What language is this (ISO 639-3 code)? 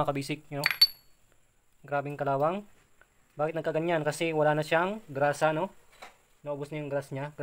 fil